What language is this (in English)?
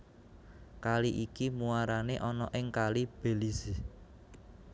Javanese